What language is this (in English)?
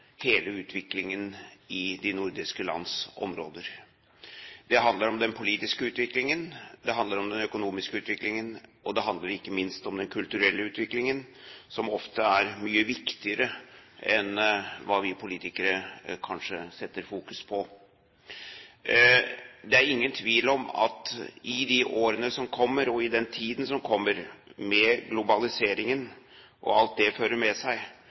Norwegian Bokmål